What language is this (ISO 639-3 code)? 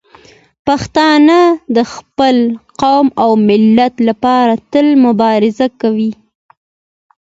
pus